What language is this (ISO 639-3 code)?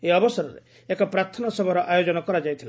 ori